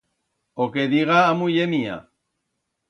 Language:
Aragonese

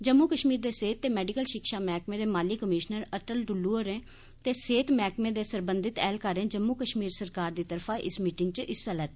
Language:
Dogri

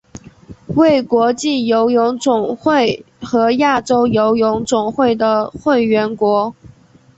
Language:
Chinese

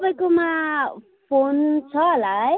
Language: Nepali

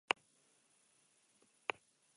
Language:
Basque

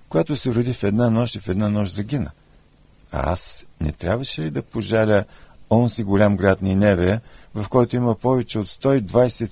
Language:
Bulgarian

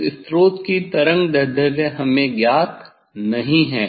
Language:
Hindi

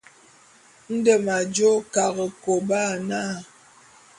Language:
Bulu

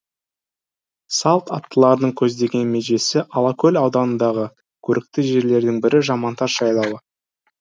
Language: Kazakh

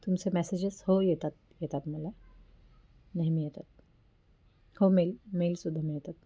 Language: Marathi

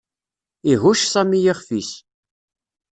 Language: Kabyle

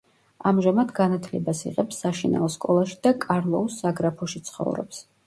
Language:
Georgian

